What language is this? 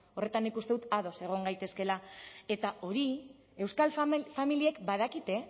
Basque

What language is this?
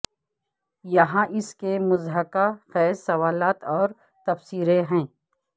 Urdu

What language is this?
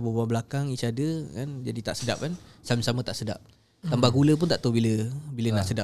Malay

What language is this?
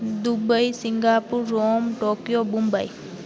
Sindhi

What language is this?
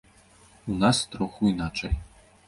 Belarusian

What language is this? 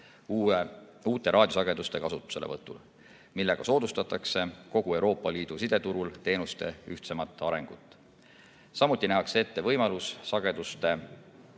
Estonian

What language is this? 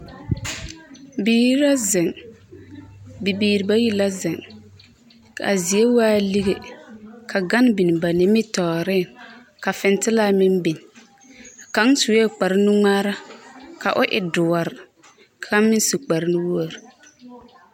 Southern Dagaare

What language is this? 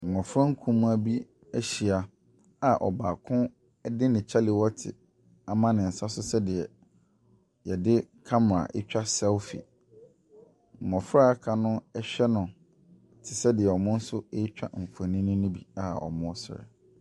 Akan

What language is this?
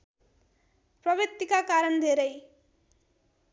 Nepali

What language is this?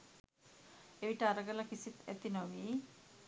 Sinhala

